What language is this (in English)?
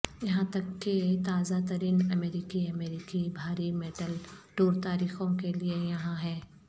Urdu